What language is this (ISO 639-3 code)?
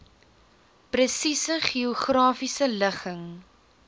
afr